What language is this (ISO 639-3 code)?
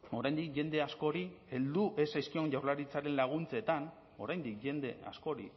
eus